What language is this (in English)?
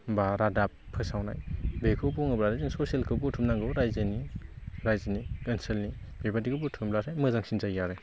Bodo